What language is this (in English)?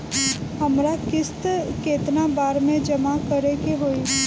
Bhojpuri